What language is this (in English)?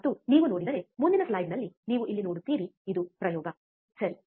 Kannada